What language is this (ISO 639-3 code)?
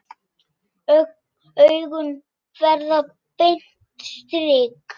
isl